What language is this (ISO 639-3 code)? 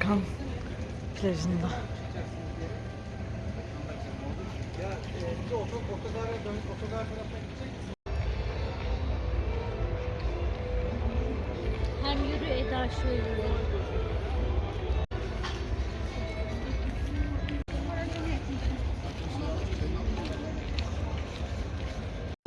tur